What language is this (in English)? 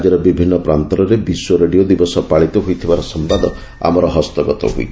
Odia